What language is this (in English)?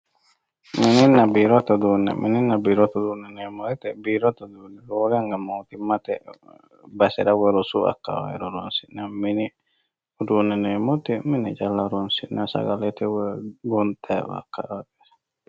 Sidamo